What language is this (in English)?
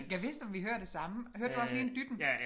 Danish